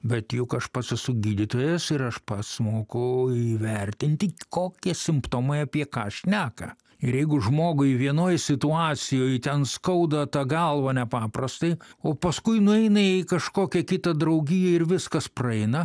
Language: Lithuanian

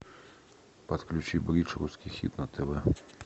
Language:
Russian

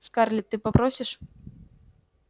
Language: Russian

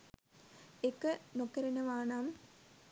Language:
Sinhala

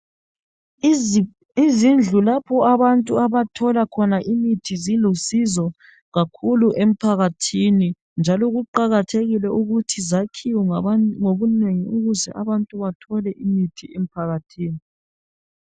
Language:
North Ndebele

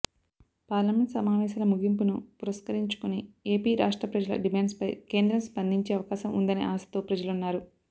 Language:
Telugu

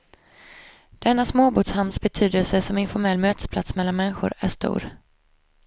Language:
Swedish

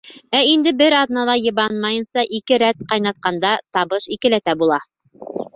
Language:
Bashkir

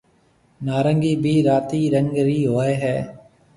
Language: Marwari (Pakistan)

